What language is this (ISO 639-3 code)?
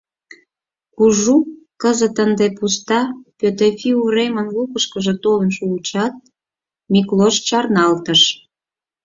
chm